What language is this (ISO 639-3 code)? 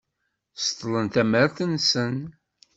kab